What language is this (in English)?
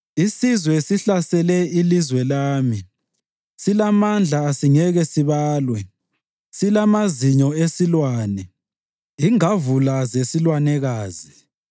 North Ndebele